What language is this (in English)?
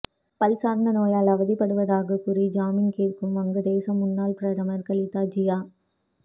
Tamil